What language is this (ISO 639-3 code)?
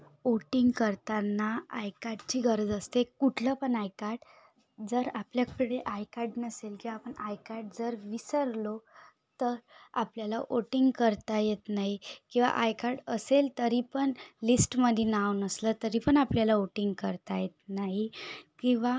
mar